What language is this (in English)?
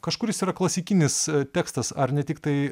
Lithuanian